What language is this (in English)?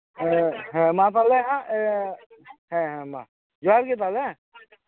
Santali